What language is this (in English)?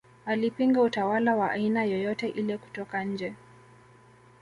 Swahili